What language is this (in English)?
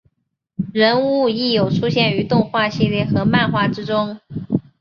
Chinese